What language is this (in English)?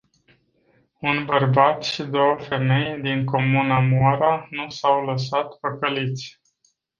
Romanian